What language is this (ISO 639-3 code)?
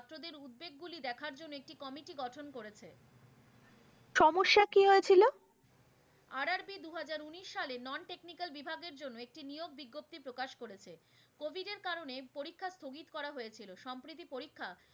ben